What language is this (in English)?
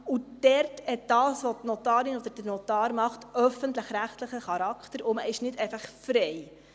Swiss German